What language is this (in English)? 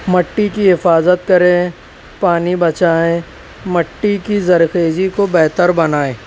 Urdu